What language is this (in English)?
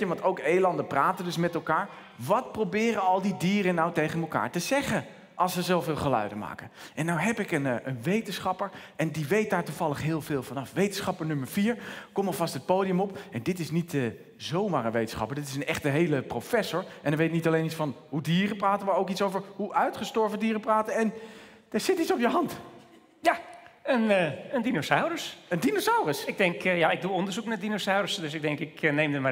Dutch